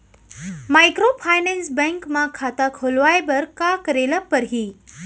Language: Chhattisgarhi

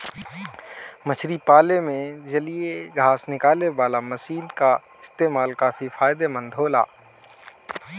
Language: Bhojpuri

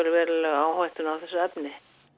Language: Icelandic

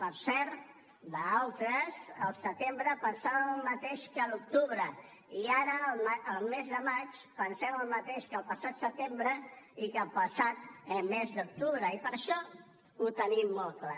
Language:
Catalan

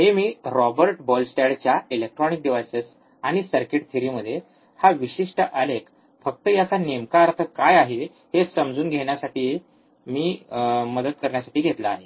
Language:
Marathi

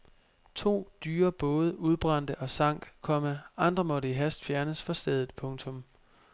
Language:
Danish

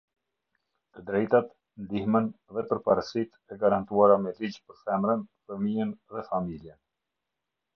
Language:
Albanian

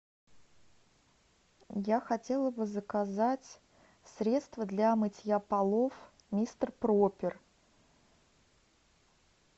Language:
Russian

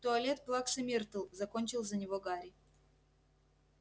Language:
Russian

